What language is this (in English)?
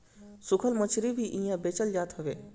Bhojpuri